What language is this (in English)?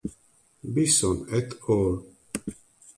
Italian